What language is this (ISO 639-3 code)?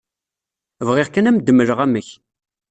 kab